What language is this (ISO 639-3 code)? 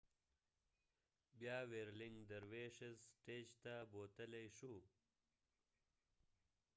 pus